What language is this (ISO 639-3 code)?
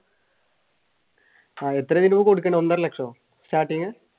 mal